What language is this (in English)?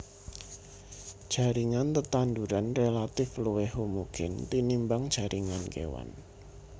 Javanese